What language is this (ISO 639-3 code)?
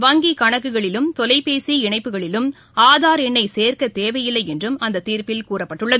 tam